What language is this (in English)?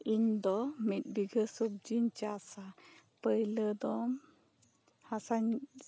Santali